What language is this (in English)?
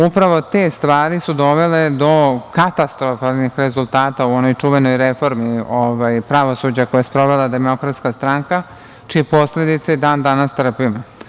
Serbian